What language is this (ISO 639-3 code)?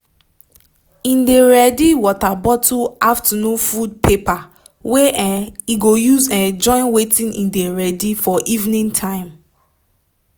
pcm